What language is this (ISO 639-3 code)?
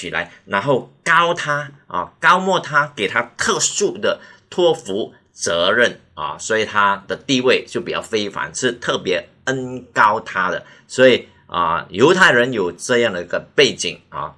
zho